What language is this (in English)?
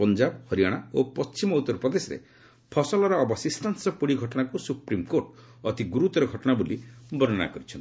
Odia